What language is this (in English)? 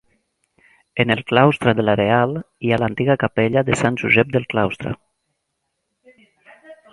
Catalan